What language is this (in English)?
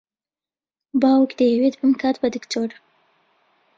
Central Kurdish